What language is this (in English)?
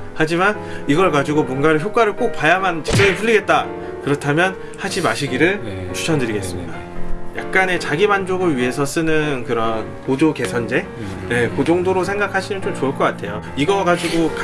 Korean